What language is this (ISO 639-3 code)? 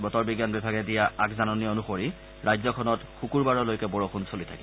asm